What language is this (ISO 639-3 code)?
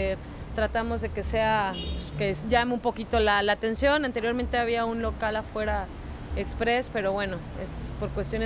spa